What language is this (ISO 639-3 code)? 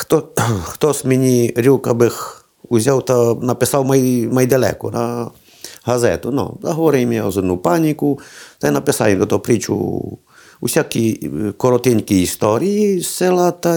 ukr